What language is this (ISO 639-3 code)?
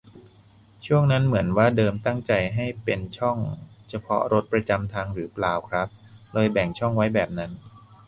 tha